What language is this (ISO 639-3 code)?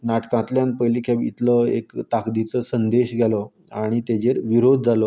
kok